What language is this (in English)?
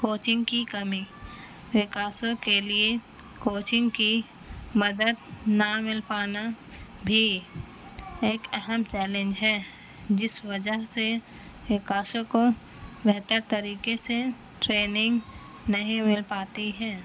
Urdu